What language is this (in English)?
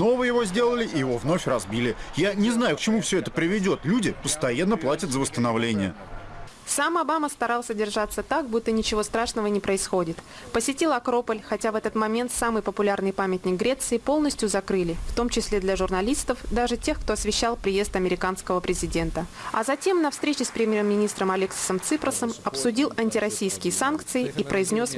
Russian